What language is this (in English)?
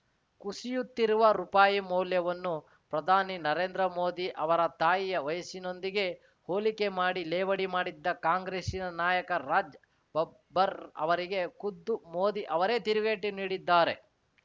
Kannada